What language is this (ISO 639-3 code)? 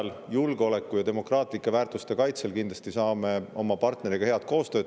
est